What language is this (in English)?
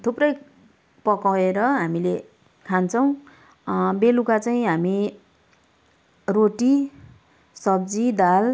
Nepali